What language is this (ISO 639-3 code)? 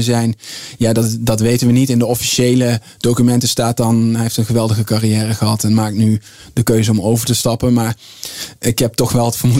nld